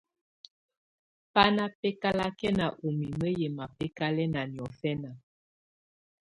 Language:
Tunen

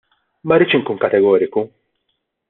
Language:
Maltese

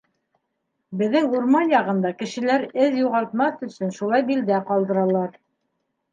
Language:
Bashkir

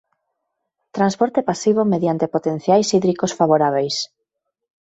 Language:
Galician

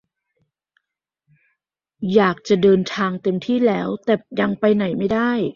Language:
Thai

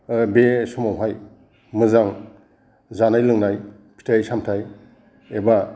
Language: Bodo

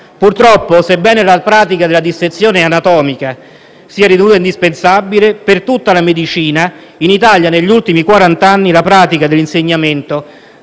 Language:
Italian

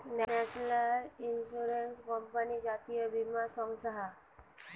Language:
Bangla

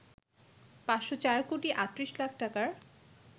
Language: Bangla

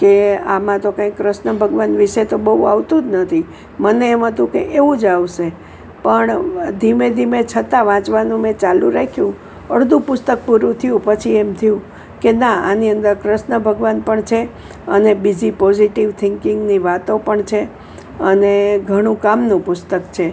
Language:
Gujarati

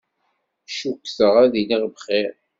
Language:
Kabyle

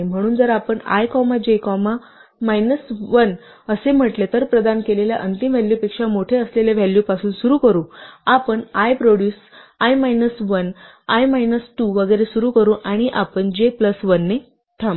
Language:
Marathi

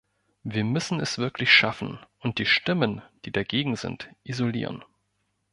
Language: German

